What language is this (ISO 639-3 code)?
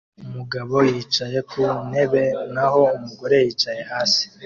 kin